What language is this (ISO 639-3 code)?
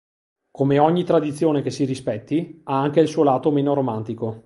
ita